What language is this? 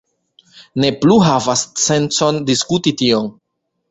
Esperanto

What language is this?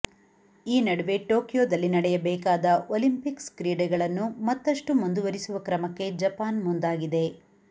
Kannada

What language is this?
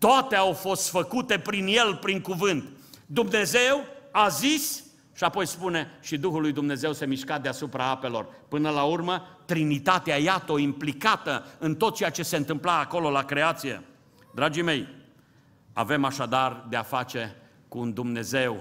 Romanian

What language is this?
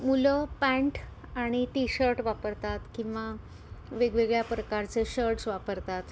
Marathi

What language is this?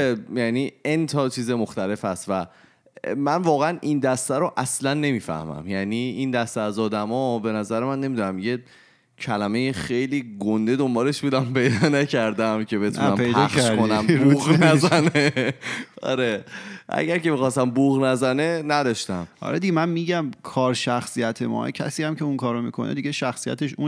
Persian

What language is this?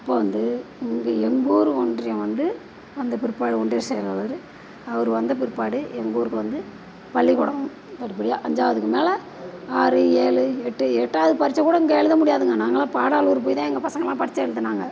Tamil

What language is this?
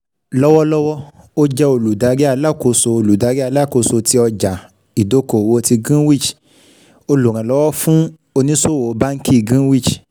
Yoruba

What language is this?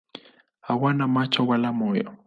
Swahili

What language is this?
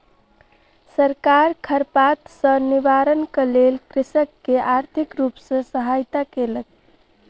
Maithili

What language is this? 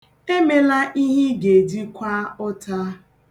Igbo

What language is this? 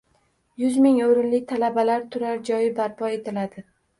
Uzbek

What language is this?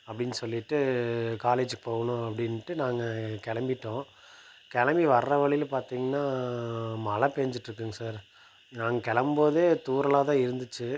Tamil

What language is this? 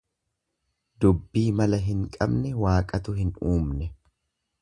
Oromo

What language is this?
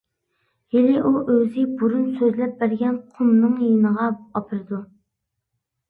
Uyghur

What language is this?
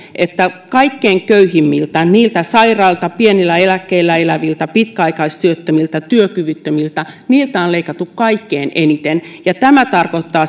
Finnish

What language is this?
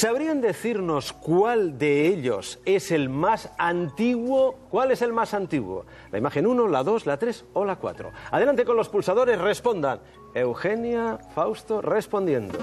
Spanish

